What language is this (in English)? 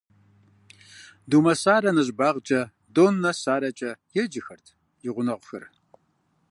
Kabardian